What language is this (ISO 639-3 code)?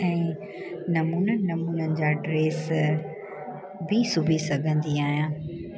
snd